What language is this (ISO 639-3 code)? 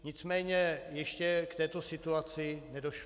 ces